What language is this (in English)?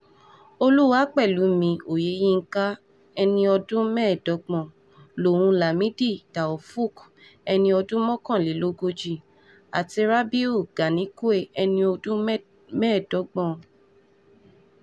Yoruba